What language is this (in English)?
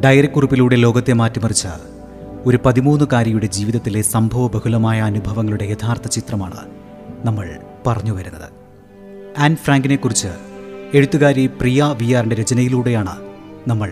Malayalam